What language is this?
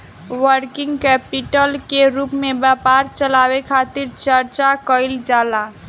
Bhojpuri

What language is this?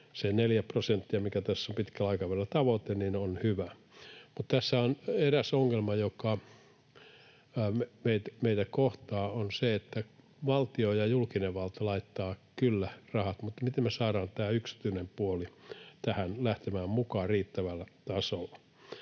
Finnish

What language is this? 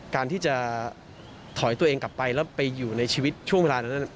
Thai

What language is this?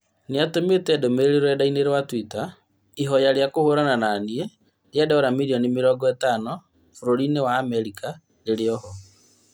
Kikuyu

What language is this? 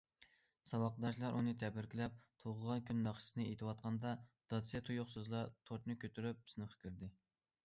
Uyghur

